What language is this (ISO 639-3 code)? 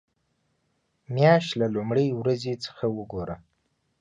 pus